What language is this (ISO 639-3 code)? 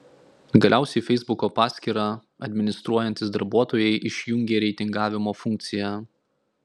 lit